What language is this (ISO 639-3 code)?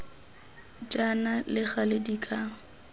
tsn